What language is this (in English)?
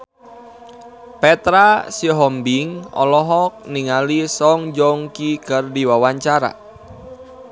Sundanese